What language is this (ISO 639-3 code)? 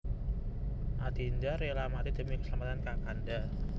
jav